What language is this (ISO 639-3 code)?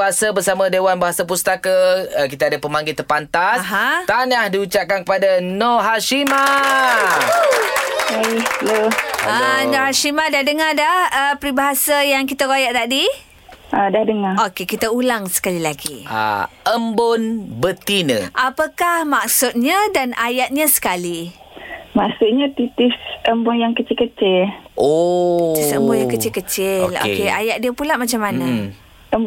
msa